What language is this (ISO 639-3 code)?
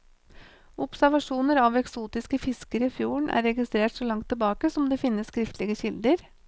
nor